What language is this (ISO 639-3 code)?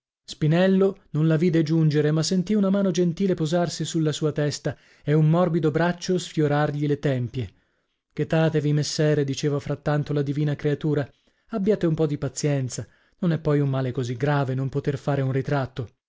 ita